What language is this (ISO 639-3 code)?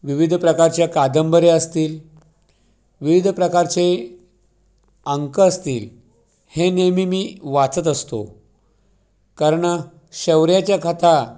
mar